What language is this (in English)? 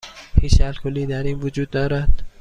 Persian